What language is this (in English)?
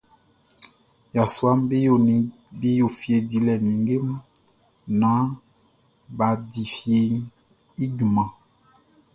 Baoulé